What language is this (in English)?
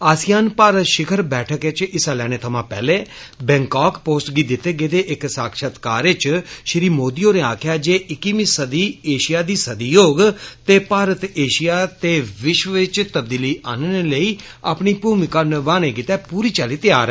Dogri